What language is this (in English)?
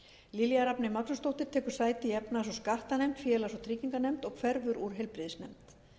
Icelandic